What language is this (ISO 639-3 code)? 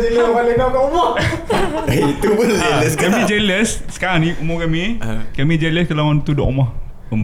msa